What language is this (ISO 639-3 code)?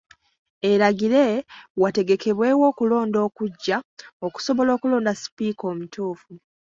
lug